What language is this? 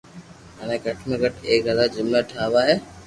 Loarki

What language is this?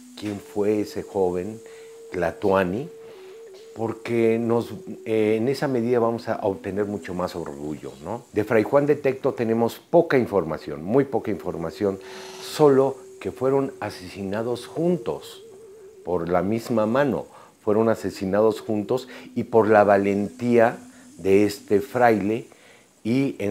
Spanish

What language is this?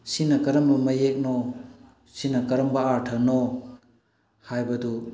Manipuri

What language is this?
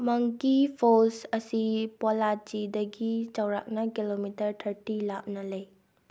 Manipuri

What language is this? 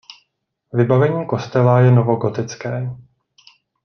Czech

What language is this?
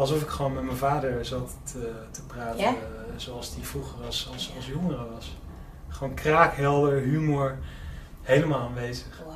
Dutch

